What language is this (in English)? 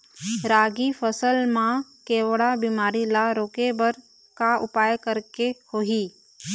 Chhattisgarhi